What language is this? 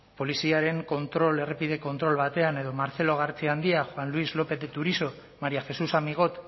Basque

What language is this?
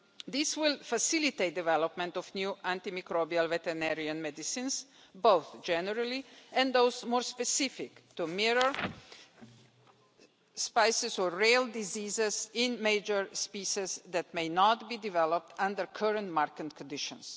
English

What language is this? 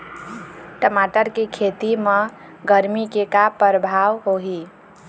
Chhattisgarhi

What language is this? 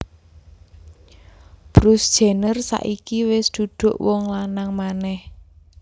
Javanese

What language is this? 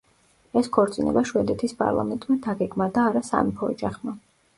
Georgian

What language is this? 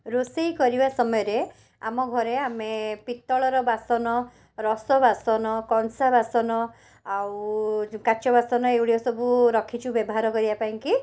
Odia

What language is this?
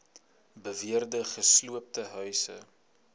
Afrikaans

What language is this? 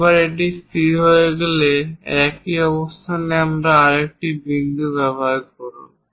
Bangla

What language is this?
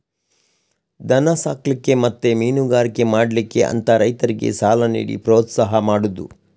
Kannada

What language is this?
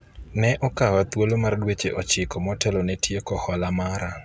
Luo (Kenya and Tanzania)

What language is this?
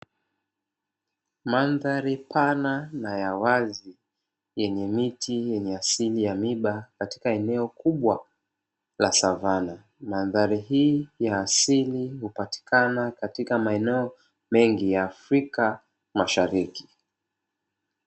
Swahili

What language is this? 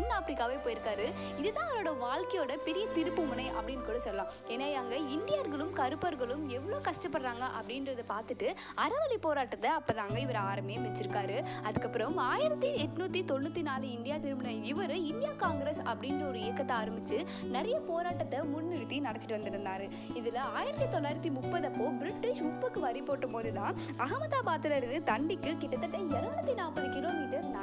Tamil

